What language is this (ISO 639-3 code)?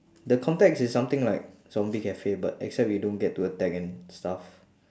eng